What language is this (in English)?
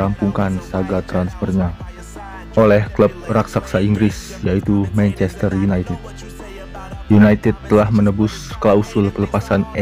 Indonesian